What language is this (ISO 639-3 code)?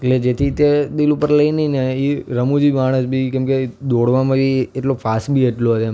guj